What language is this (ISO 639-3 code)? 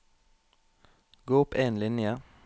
nor